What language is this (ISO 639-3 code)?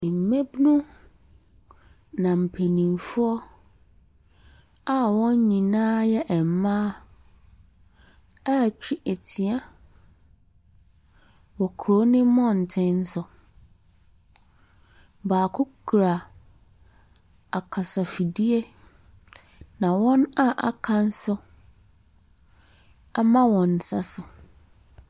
aka